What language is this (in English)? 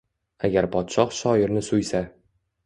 Uzbek